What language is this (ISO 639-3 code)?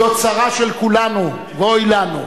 heb